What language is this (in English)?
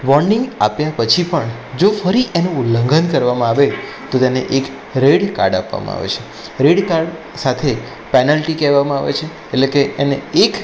Gujarati